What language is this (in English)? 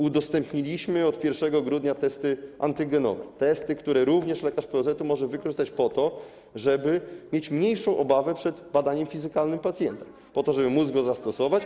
Polish